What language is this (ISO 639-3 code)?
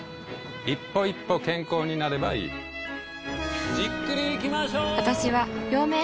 jpn